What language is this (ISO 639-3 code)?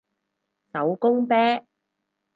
yue